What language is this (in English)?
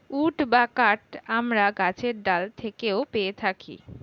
Bangla